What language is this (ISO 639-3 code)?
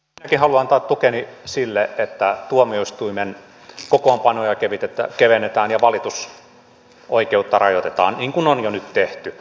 fin